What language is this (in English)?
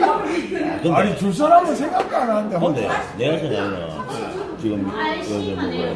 Korean